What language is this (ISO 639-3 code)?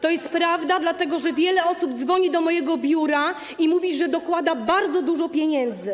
pol